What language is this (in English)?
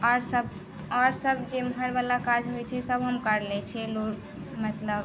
Maithili